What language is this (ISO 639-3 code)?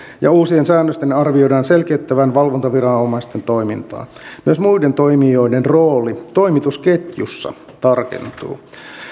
fin